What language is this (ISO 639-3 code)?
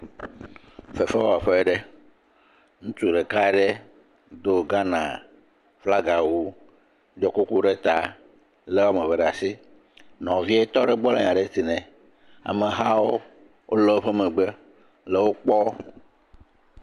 ewe